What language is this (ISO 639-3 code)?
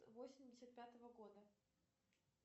rus